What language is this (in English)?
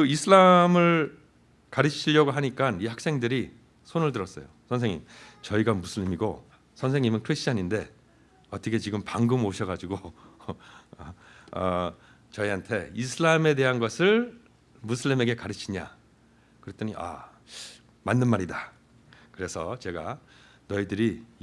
Korean